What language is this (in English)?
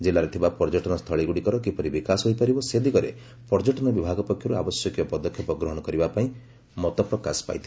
Odia